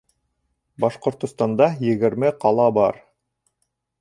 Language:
Bashkir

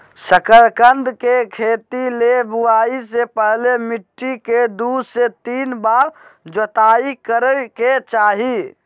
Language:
Magahi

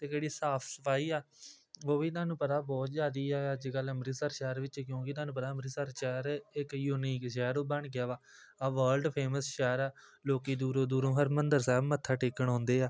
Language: Punjabi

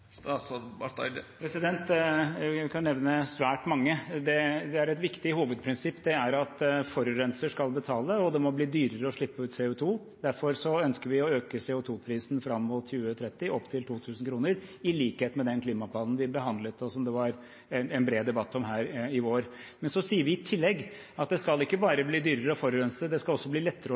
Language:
Norwegian Bokmål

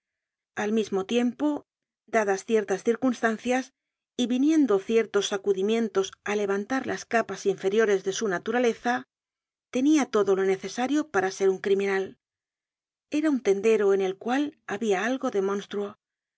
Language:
Spanish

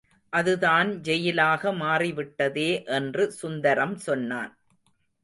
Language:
Tamil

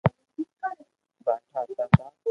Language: Loarki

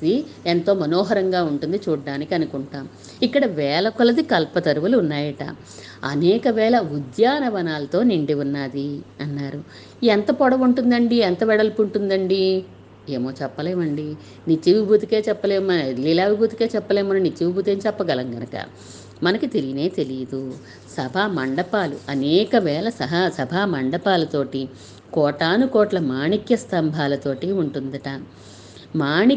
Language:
Telugu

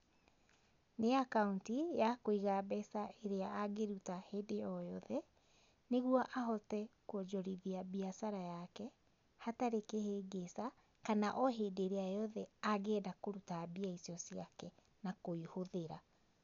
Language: Kikuyu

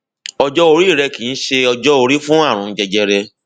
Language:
Yoruba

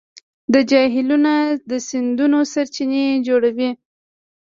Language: Pashto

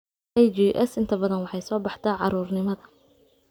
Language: Somali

